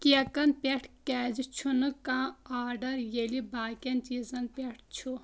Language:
Kashmiri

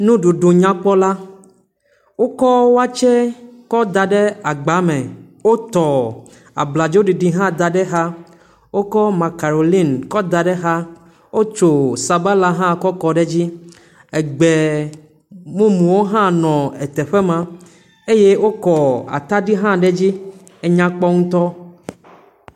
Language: Ewe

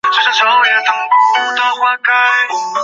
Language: Chinese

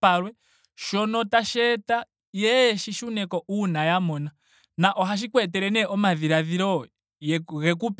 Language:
Ndonga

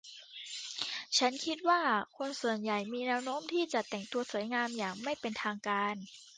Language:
Thai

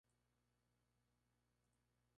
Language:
Spanish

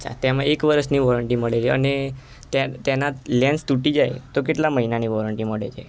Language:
Gujarati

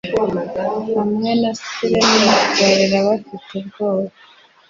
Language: Kinyarwanda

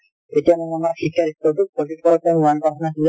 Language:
Assamese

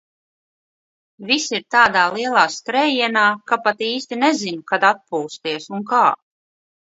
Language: Latvian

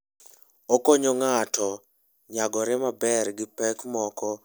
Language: Luo (Kenya and Tanzania)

